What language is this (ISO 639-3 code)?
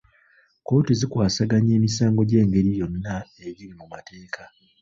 lug